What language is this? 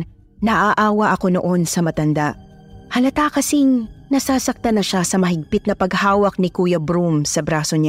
Filipino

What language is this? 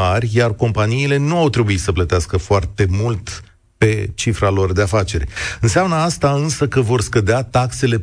Romanian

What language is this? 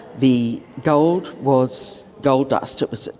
English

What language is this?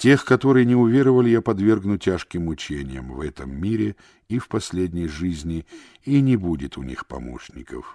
Russian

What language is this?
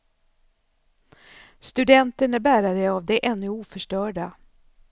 Swedish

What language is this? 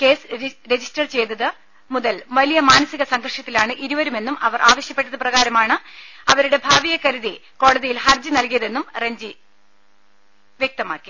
Malayalam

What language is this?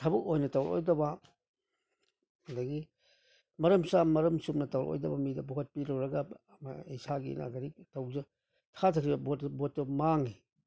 Manipuri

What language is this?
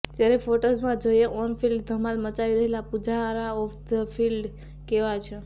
Gujarati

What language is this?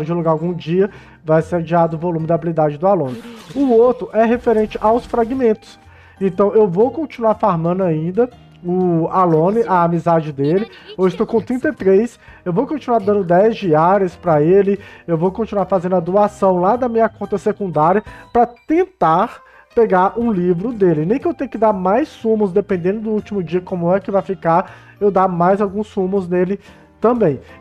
Portuguese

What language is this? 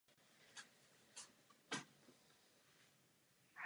Czech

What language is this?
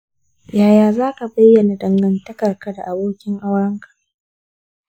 Hausa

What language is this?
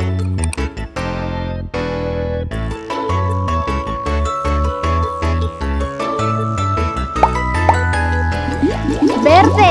Spanish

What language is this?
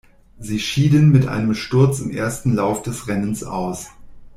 German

